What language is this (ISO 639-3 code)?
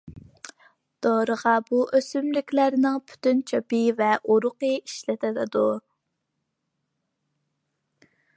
uig